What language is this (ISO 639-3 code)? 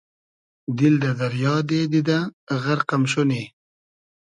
haz